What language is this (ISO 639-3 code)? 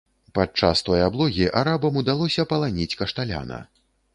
bel